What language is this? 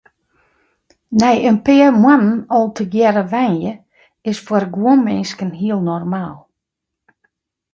Western Frisian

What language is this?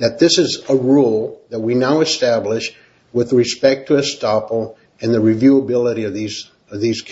English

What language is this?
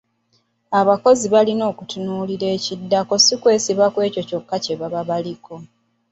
Ganda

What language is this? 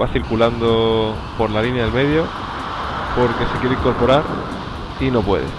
Spanish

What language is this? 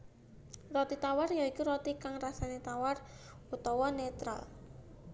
Javanese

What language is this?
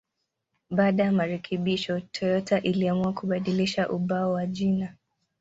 Swahili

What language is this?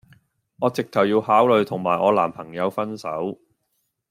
Cantonese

